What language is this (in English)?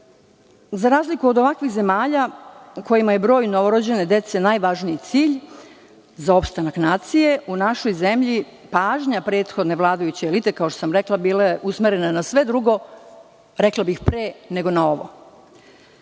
Serbian